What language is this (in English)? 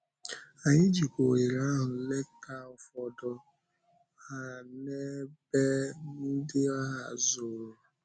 Igbo